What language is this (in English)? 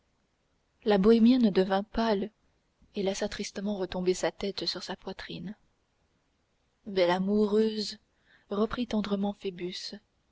French